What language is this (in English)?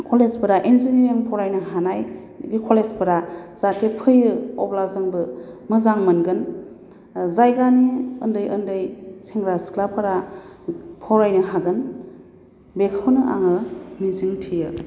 Bodo